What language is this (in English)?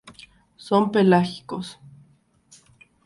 Spanish